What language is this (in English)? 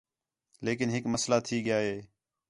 Khetrani